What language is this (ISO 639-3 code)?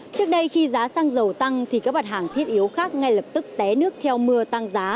vie